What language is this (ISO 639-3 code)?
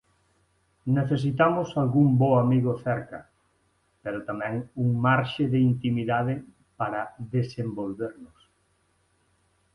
glg